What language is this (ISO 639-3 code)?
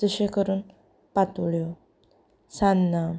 kok